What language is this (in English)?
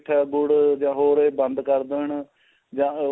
Punjabi